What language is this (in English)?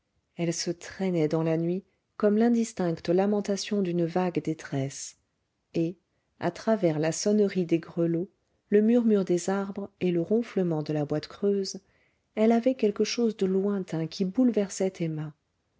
French